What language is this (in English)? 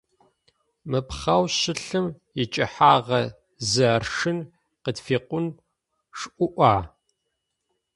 Adyghe